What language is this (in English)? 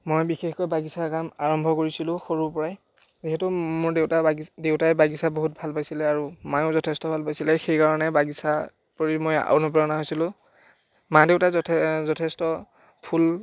Assamese